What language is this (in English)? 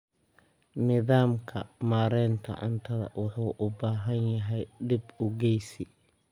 Somali